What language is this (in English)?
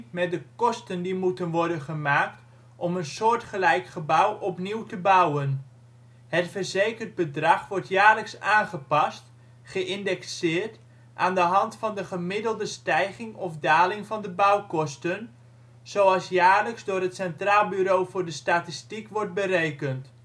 Dutch